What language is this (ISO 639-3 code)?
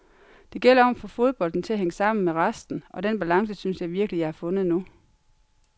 dan